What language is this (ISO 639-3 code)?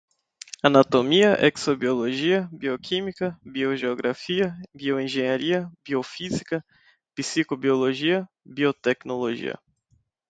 por